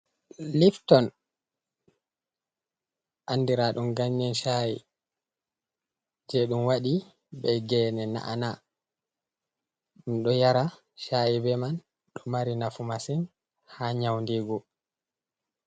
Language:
Fula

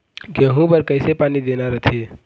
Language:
Chhattisgarhi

